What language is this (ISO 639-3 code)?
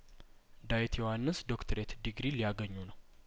amh